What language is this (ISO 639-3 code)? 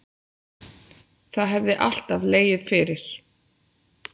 isl